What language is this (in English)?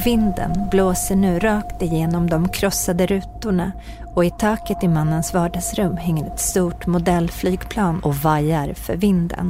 Swedish